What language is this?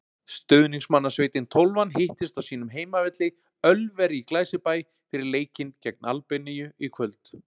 Icelandic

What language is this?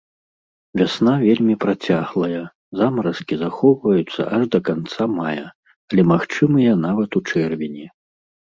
Belarusian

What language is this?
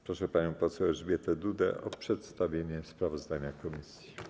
Polish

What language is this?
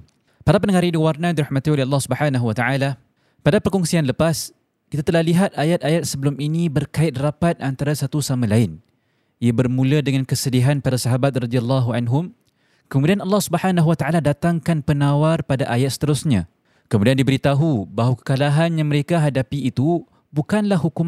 Malay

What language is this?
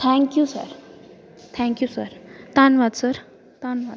Punjabi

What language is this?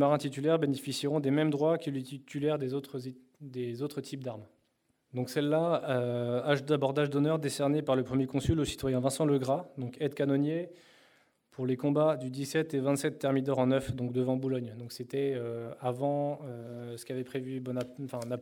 French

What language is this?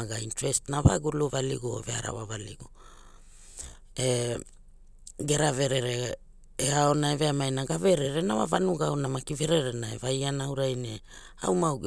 Hula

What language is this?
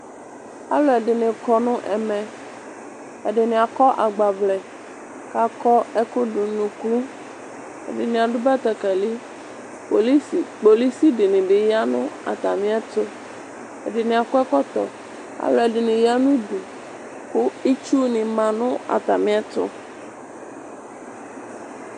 Ikposo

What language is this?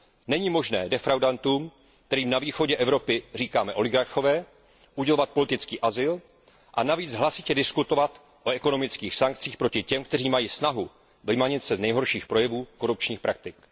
Czech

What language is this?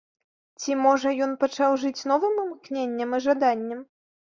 Belarusian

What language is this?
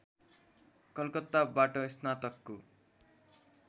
Nepali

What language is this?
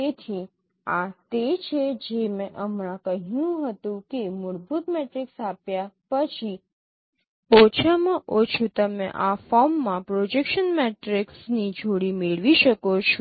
Gujarati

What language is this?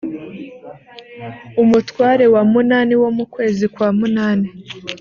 Kinyarwanda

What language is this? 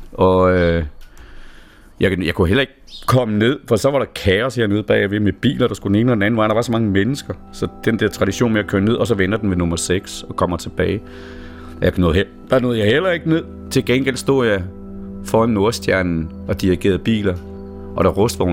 Danish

